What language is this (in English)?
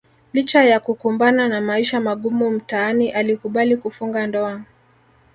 Swahili